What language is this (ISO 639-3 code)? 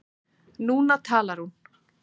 isl